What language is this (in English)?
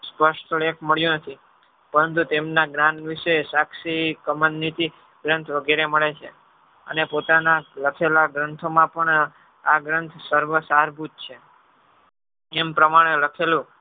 Gujarati